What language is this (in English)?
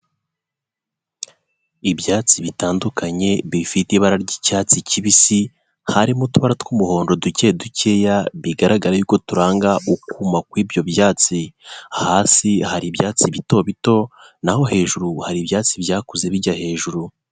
Kinyarwanda